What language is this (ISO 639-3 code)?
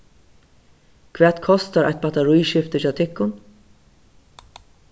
fao